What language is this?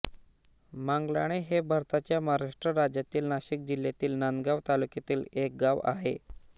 Marathi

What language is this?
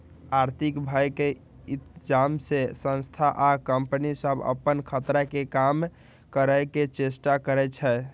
Magahi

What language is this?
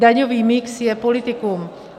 Czech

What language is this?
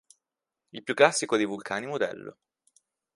Italian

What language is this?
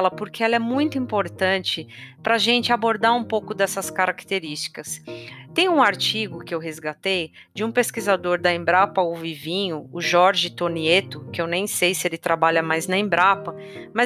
Portuguese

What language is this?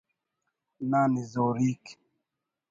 Brahui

